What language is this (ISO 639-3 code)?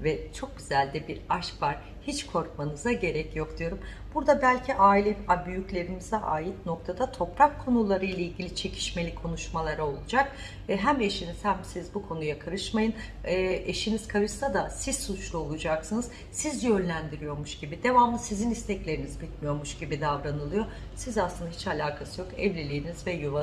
tur